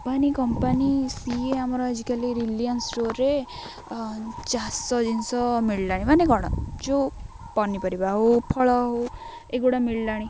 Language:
Odia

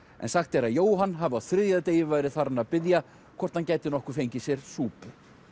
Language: Icelandic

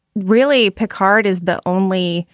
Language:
English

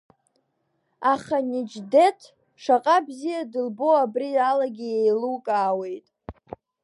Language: Abkhazian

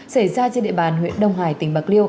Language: Vietnamese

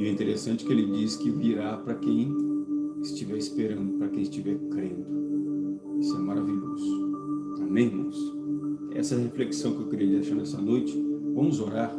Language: Portuguese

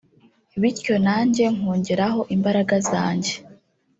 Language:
Kinyarwanda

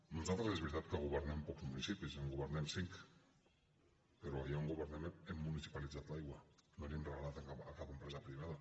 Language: Catalan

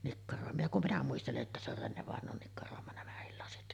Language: Finnish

